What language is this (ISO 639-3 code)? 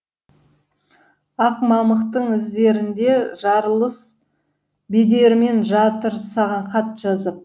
kaz